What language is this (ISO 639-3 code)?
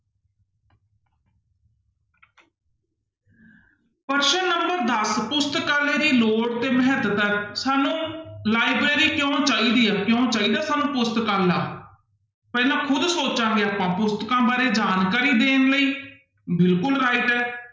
pan